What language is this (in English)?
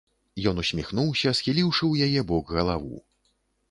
Belarusian